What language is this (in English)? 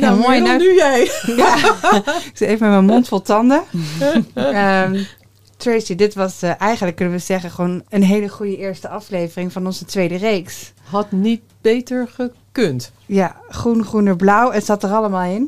Dutch